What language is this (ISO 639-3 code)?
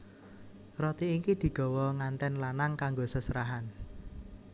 jav